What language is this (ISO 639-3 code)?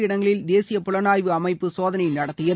tam